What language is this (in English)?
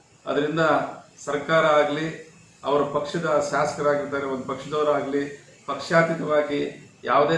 Indonesian